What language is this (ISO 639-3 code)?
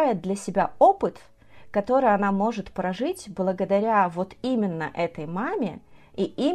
rus